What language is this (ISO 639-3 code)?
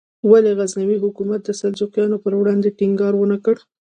pus